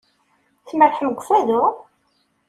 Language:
Kabyle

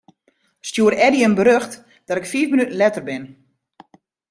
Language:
Western Frisian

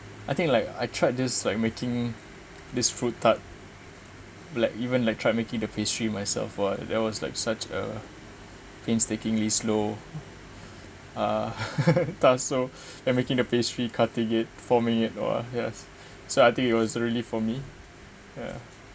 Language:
English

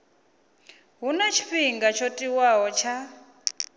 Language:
Venda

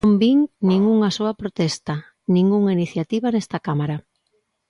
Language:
Galician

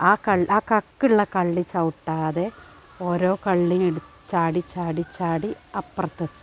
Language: Malayalam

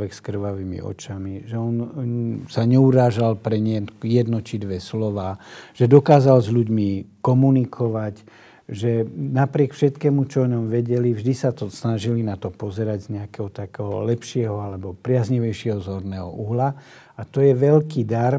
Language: Slovak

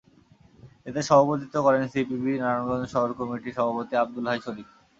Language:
Bangla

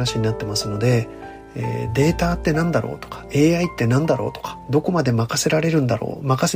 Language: Japanese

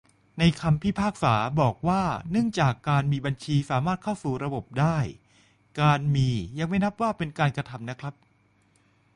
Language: Thai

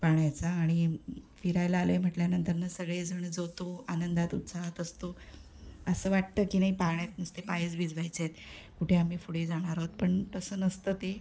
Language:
Marathi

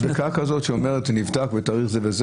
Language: Hebrew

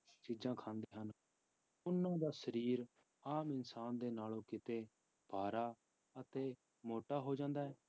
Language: Punjabi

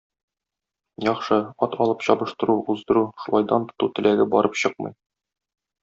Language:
Tatar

